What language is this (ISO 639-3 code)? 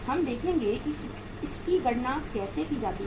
hin